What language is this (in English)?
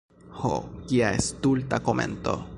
Esperanto